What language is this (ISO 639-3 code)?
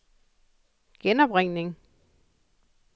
dan